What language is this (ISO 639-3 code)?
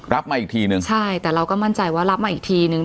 tha